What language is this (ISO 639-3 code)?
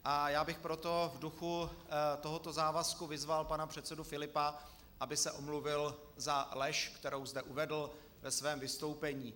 ces